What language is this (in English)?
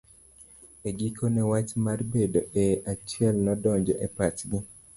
Luo (Kenya and Tanzania)